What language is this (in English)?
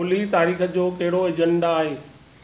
Sindhi